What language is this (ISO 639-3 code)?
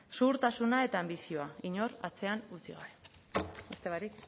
eus